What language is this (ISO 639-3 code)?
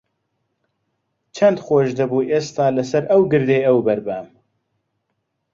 ckb